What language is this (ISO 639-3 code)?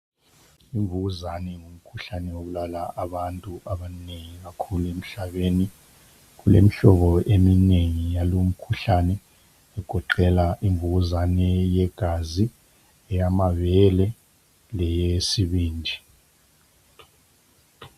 nde